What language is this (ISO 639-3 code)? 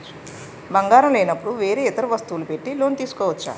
tel